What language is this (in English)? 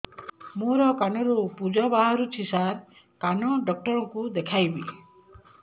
Odia